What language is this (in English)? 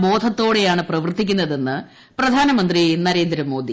Malayalam